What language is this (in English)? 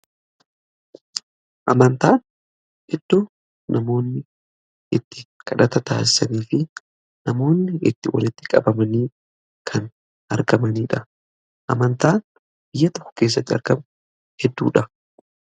Oromo